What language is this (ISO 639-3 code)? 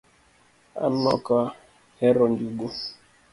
luo